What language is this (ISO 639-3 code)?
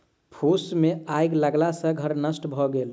mai